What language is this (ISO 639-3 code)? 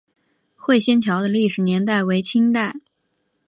zho